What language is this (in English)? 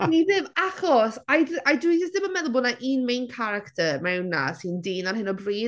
Welsh